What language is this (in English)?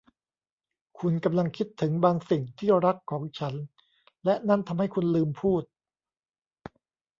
Thai